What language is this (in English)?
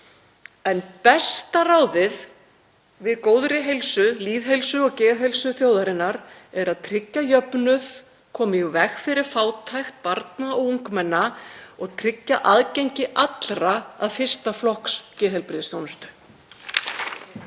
Icelandic